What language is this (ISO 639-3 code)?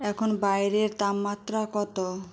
ben